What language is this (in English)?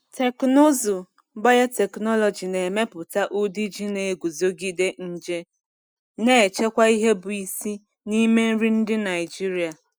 Igbo